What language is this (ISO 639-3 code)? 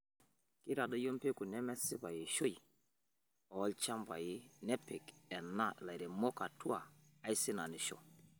mas